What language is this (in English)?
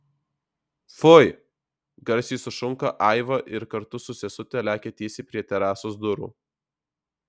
Lithuanian